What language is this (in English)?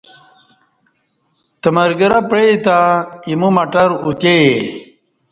Kati